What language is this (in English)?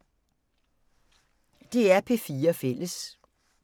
Danish